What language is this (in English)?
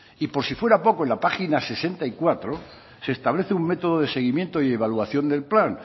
Spanish